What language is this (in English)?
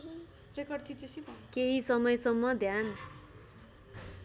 Nepali